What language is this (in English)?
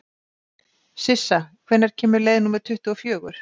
Icelandic